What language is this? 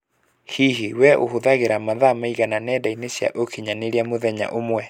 Kikuyu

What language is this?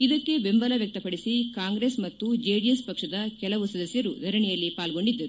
Kannada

